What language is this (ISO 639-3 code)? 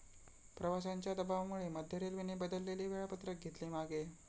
mar